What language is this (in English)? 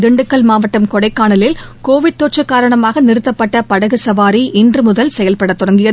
Tamil